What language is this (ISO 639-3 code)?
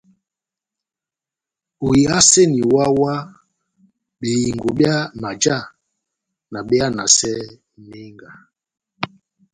bnm